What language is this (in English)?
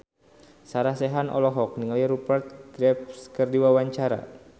Sundanese